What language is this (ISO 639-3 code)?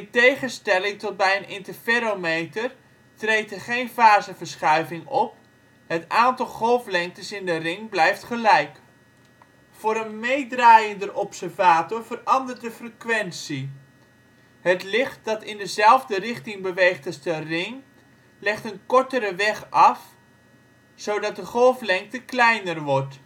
nld